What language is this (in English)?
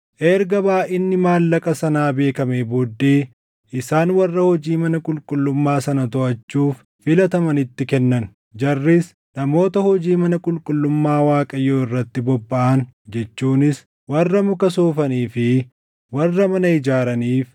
Oromo